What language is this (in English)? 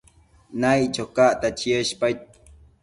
Matsés